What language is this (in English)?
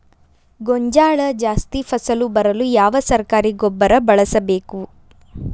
Kannada